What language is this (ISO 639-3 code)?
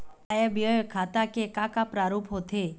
hne